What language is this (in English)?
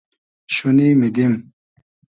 Hazaragi